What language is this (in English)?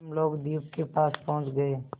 Hindi